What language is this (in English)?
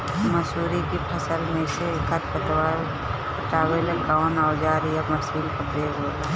Bhojpuri